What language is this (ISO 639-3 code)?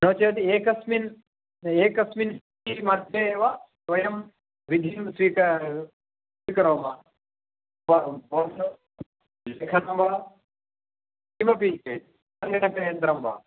san